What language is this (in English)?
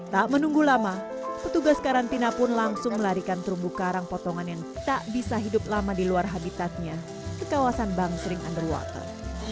Indonesian